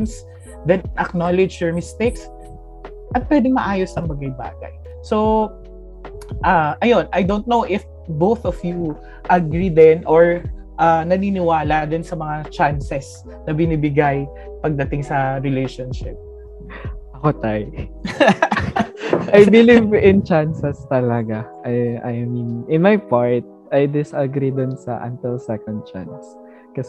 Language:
Filipino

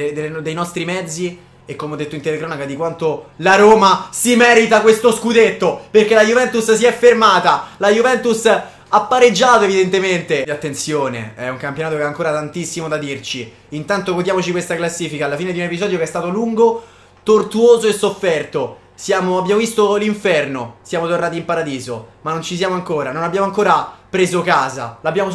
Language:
Italian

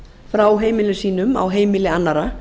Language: Icelandic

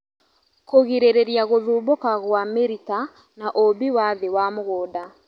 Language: Kikuyu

